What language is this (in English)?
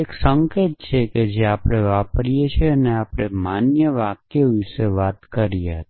Gujarati